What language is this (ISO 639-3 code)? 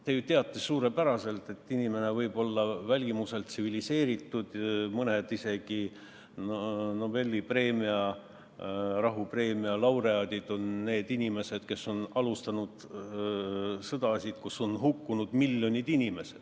est